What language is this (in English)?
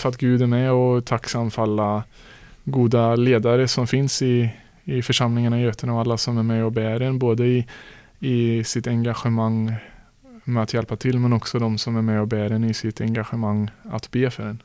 Swedish